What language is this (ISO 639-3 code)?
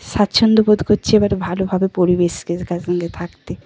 ben